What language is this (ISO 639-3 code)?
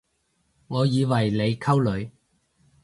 yue